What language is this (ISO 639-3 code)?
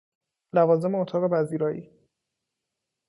fas